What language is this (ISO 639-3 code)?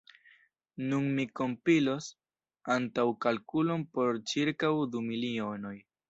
epo